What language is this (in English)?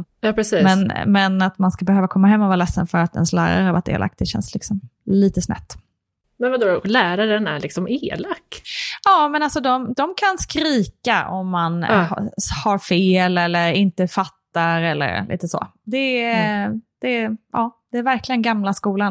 Swedish